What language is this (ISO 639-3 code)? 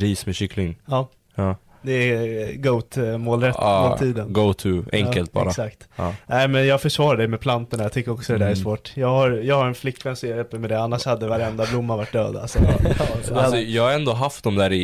swe